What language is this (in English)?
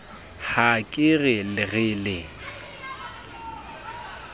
Southern Sotho